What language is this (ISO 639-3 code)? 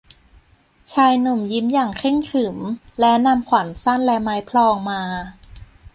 tha